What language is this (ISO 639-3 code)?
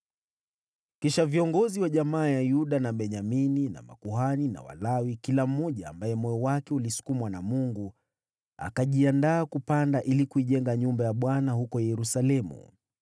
swa